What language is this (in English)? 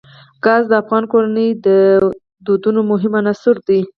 Pashto